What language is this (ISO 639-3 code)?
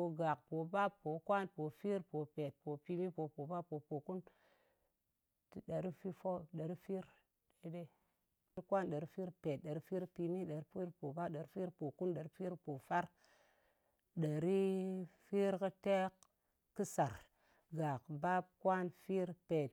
anc